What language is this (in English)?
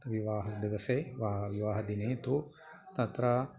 Sanskrit